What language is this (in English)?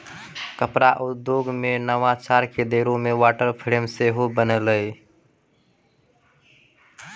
Maithili